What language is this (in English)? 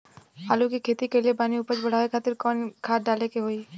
Bhojpuri